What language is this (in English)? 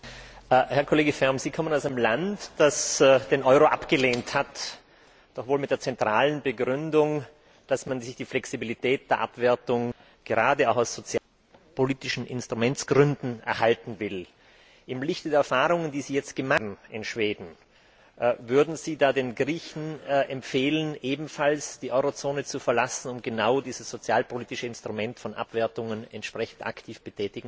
German